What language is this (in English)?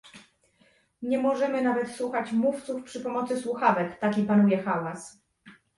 Polish